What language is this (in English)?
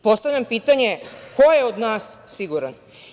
Serbian